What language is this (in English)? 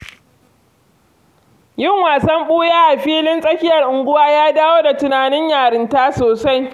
Hausa